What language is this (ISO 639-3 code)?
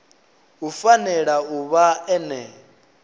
ven